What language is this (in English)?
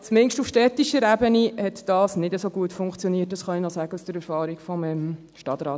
Swiss German